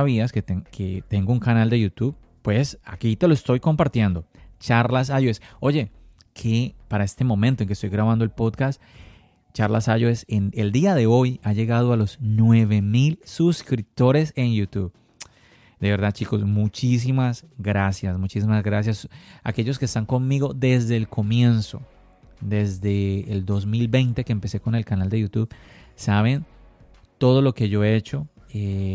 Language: Spanish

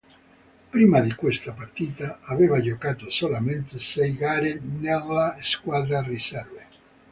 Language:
Italian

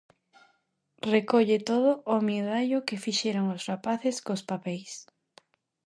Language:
Galician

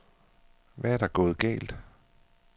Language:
Danish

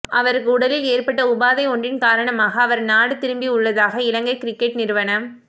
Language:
Tamil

